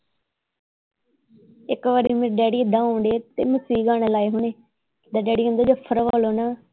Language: Punjabi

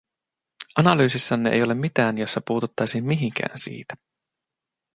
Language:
Finnish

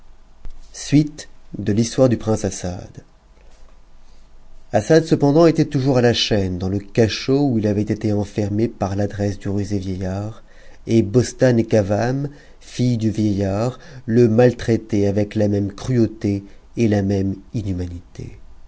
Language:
French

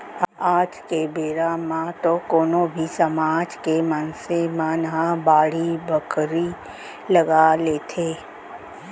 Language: Chhattisgarhi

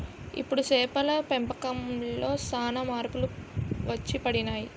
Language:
Telugu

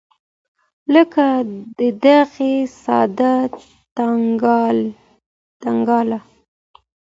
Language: Pashto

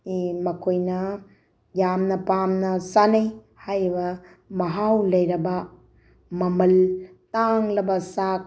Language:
Manipuri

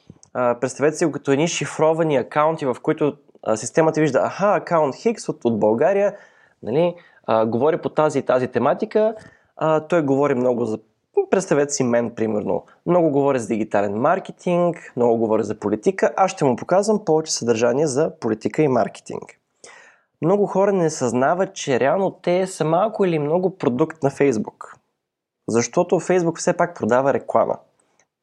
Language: Bulgarian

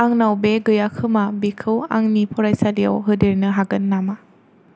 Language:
Bodo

